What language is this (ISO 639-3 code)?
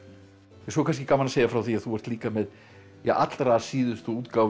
isl